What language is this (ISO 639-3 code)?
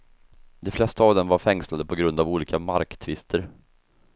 swe